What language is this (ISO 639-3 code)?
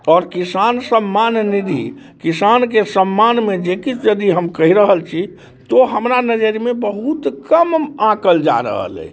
mai